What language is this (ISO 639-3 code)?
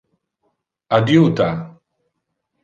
ina